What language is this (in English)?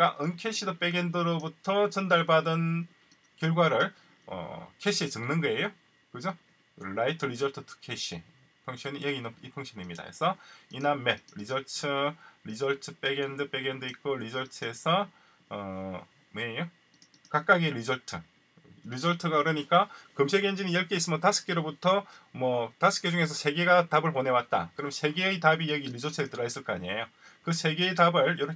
Korean